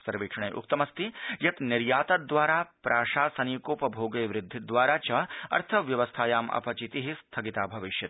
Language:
Sanskrit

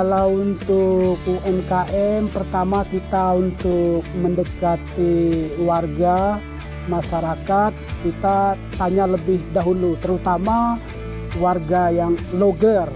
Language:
Indonesian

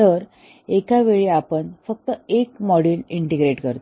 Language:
Marathi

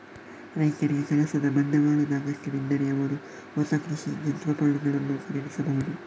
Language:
Kannada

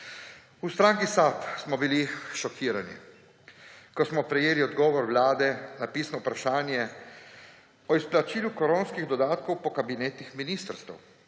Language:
Slovenian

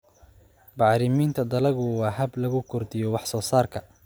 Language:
Somali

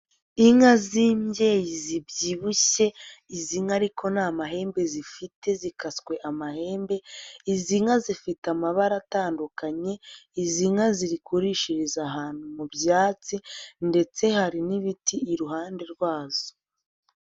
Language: Kinyarwanda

